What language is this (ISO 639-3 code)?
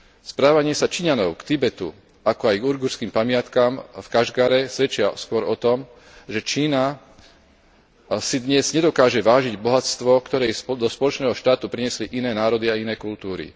slk